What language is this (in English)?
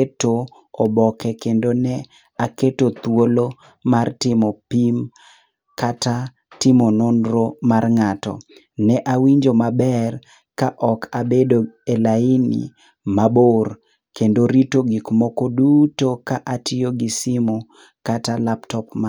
Luo (Kenya and Tanzania)